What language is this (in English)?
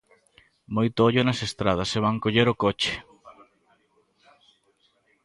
Galician